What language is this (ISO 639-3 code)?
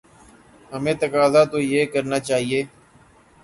urd